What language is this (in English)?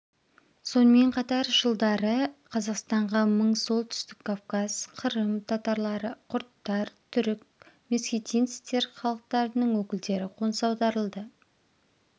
Kazakh